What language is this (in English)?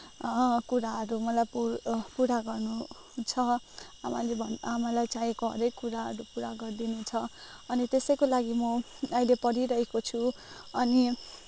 Nepali